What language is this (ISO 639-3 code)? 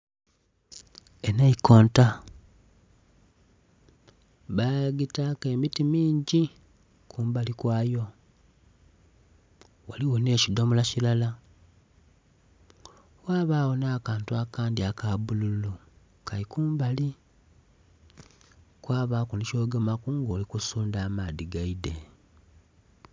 xog